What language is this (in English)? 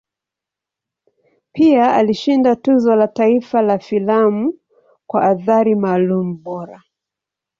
Swahili